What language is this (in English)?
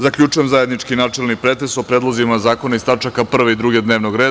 Serbian